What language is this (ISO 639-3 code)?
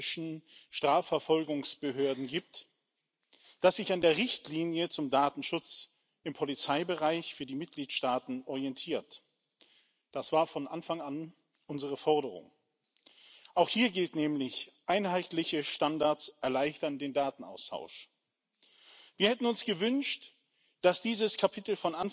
ces